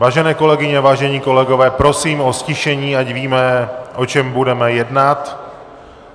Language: Czech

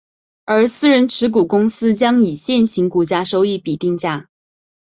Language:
Chinese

